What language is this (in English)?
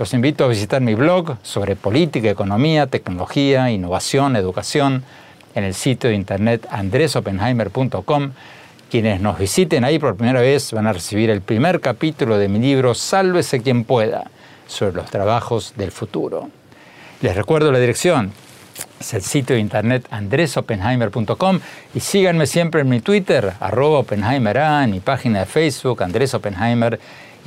Spanish